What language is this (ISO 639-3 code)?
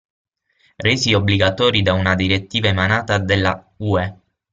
ita